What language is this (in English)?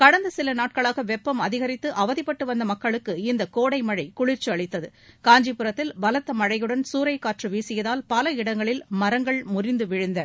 Tamil